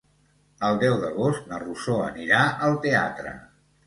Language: Catalan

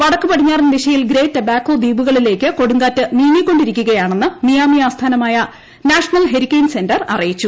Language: Malayalam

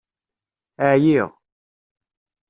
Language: Kabyle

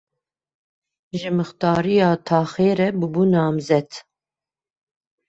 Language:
Kurdish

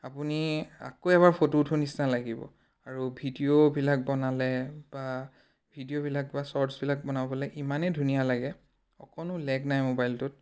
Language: Assamese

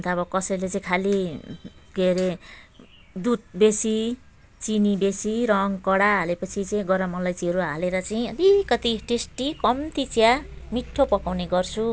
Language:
Nepali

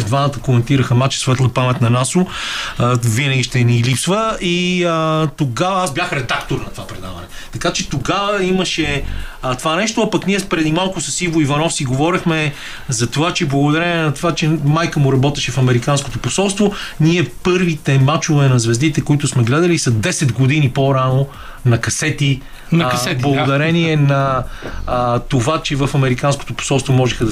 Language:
Bulgarian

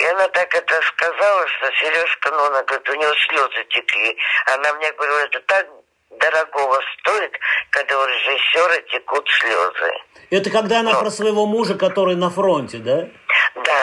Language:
Russian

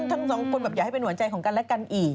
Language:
Thai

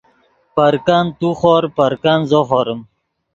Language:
Yidgha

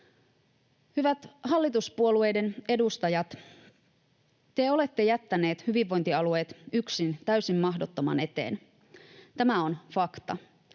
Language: Finnish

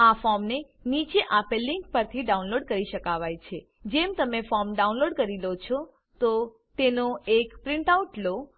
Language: Gujarati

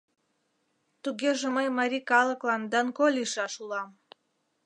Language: Mari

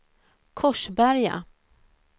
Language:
Swedish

